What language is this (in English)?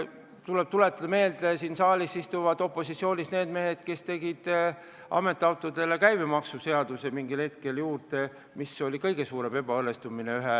Estonian